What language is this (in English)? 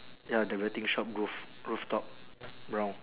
English